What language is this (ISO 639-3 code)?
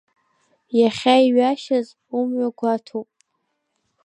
abk